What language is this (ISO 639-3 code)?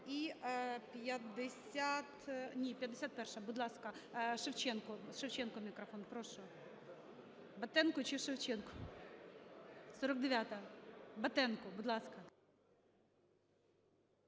ukr